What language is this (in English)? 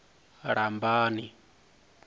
Venda